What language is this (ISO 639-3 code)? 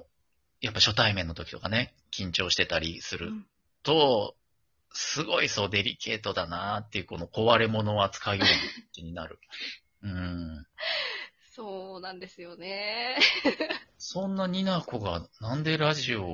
jpn